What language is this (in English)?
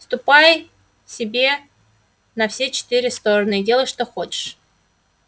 Russian